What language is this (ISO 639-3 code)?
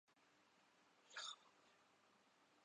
urd